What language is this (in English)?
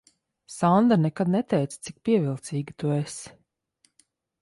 Latvian